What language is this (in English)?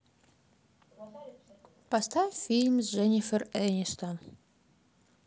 Russian